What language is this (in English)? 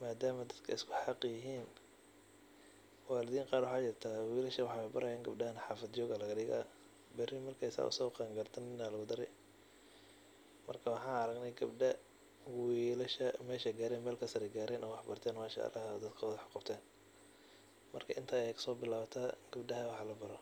Somali